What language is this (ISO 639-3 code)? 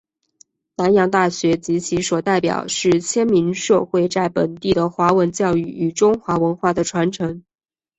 zho